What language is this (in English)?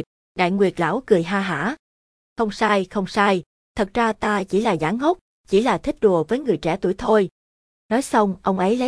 Vietnamese